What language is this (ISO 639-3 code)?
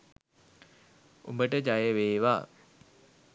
sin